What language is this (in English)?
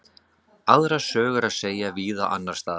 Icelandic